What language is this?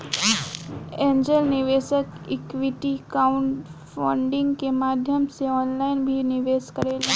Bhojpuri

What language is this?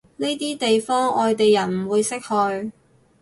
Cantonese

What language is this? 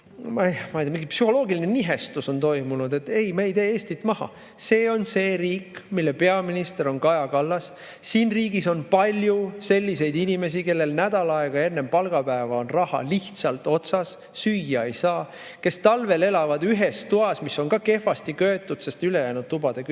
Estonian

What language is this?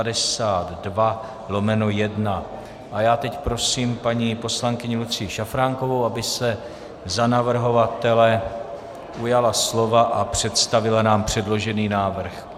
Czech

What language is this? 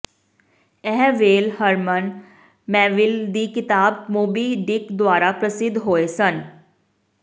Punjabi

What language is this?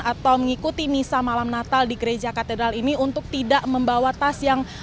Indonesian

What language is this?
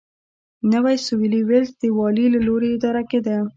Pashto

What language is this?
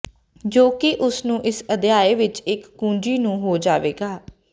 Punjabi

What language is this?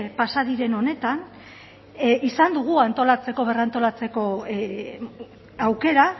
Basque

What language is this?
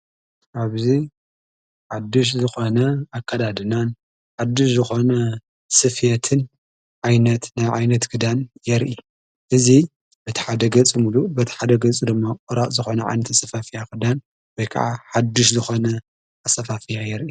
Tigrinya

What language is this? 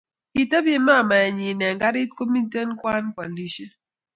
Kalenjin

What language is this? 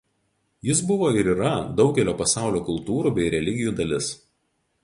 Lithuanian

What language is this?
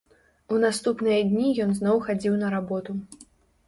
Belarusian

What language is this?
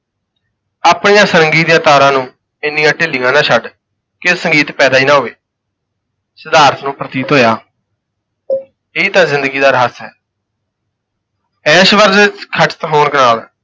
Punjabi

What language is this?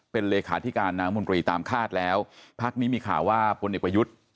Thai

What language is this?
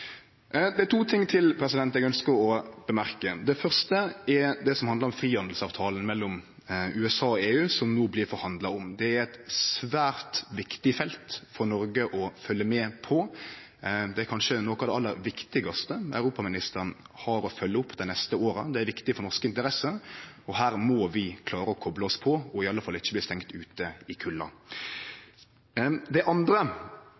Norwegian Nynorsk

